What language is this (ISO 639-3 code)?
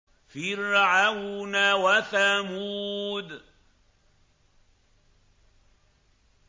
ara